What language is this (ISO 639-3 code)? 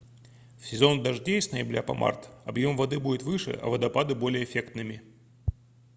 rus